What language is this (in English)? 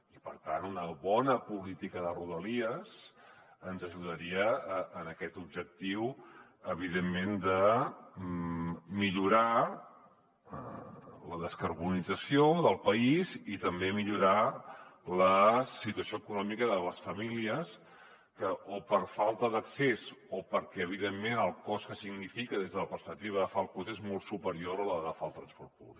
Catalan